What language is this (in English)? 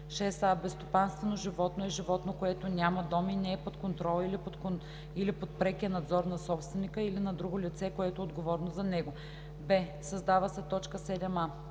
Bulgarian